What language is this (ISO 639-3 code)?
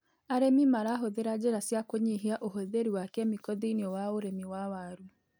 kik